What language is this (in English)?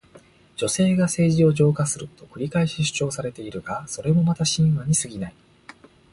Japanese